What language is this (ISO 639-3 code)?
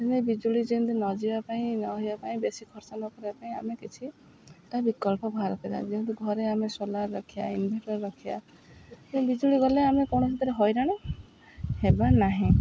ori